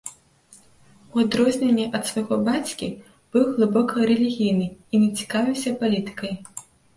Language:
Belarusian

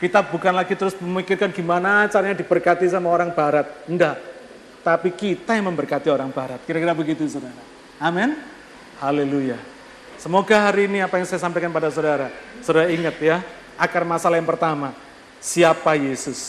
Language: Indonesian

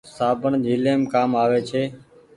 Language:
Goaria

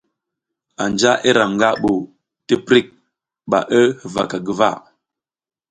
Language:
South Giziga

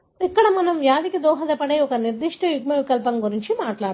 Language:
Telugu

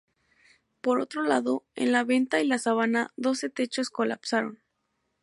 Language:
Spanish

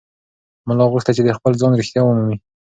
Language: Pashto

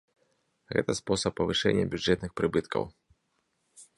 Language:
Belarusian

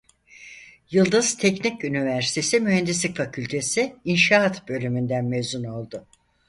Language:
Turkish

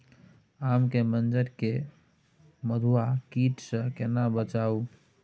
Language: Maithili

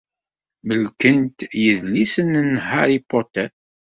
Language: Kabyle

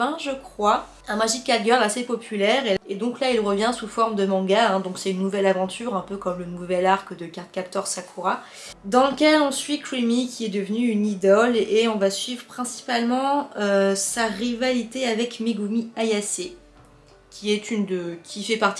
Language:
French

